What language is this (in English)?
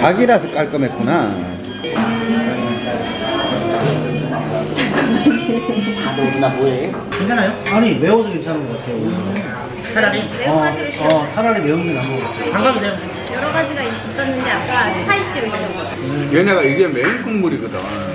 Korean